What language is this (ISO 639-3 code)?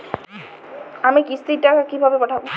ben